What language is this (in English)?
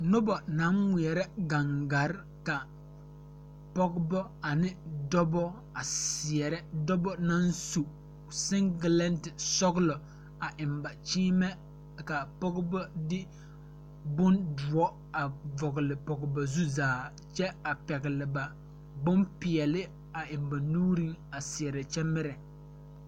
Southern Dagaare